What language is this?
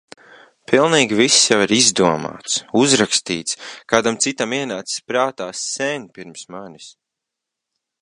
Latvian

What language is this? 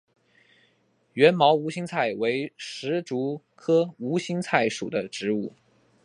Chinese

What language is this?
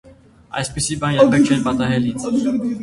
Armenian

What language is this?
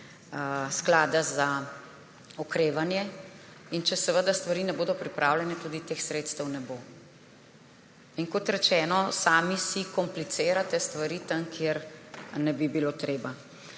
Slovenian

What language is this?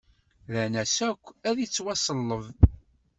Kabyle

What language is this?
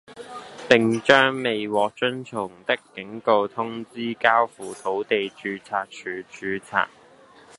Cantonese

